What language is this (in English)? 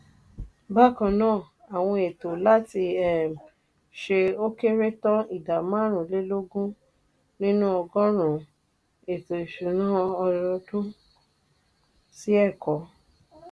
Yoruba